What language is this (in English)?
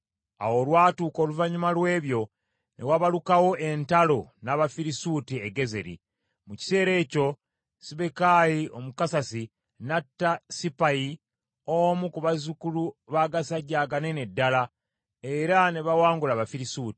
Ganda